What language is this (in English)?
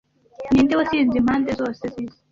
Kinyarwanda